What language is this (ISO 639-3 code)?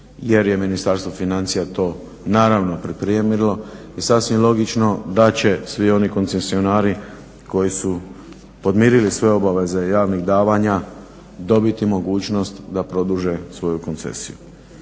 hrv